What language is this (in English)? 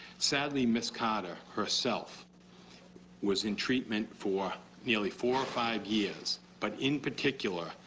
English